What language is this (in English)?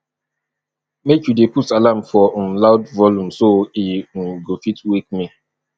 Nigerian Pidgin